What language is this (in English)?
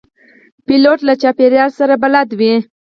Pashto